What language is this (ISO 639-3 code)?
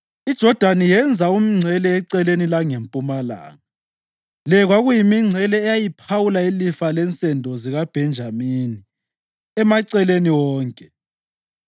nde